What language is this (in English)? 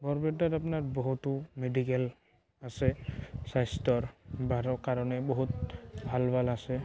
Assamese